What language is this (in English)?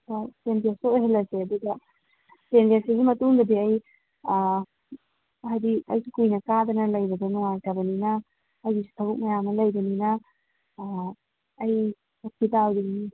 Manipuri